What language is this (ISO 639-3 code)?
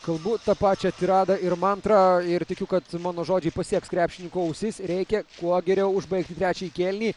lit